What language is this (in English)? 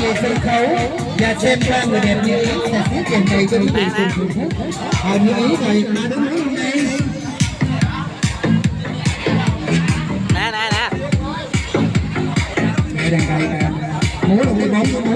Vietnamese